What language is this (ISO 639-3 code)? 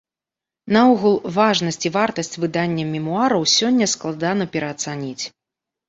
bel